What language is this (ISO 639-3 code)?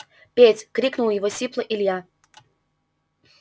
rus